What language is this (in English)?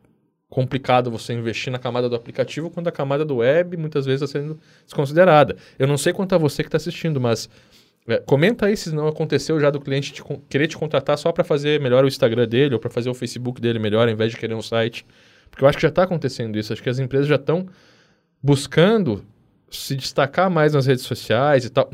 Portuguese